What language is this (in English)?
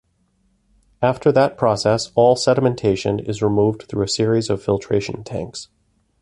English